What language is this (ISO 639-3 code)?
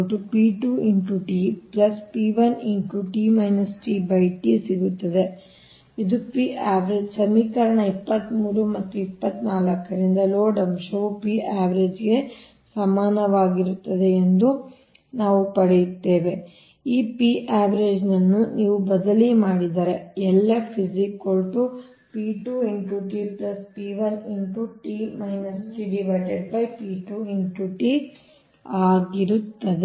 kan